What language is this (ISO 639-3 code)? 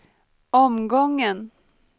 swe